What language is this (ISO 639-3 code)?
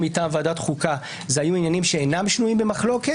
heb